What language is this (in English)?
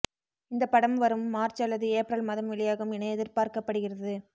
Tamil